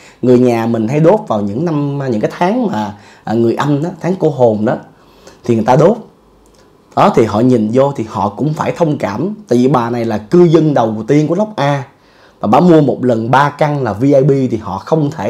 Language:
Vietnamese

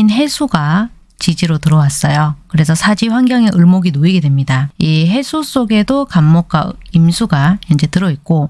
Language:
Korean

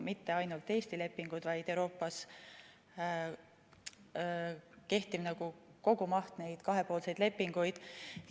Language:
Estonian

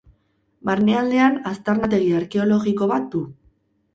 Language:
Basque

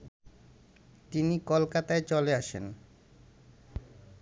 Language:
Bangla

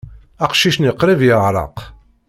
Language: Kabyle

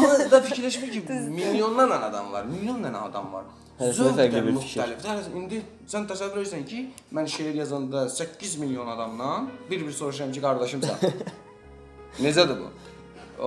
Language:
Turkish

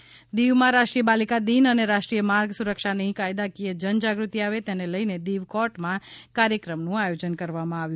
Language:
Gujarati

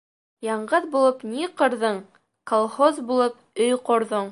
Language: Bashkir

